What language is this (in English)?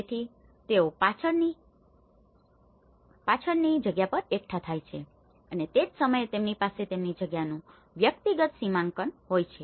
Gujarati